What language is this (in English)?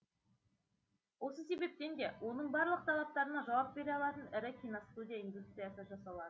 Kazakh